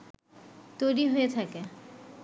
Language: Bangla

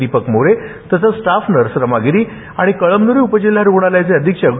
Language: Marathi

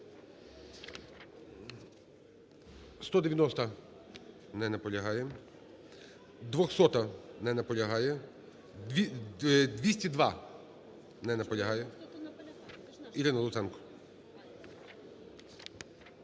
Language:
Ukrainian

